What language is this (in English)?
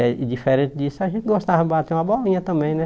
Portuguese